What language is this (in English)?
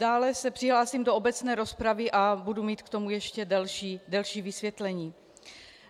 Czech